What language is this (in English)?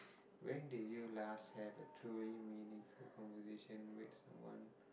English